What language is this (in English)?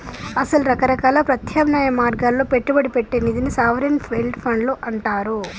Telugu